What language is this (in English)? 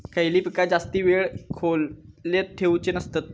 Marathi